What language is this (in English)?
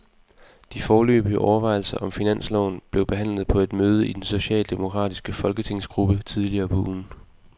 Danish